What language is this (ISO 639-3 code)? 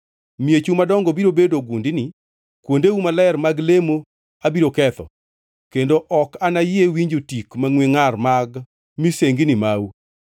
luo